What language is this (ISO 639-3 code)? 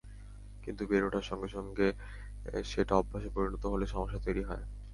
ben